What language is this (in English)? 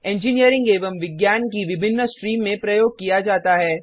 Hindi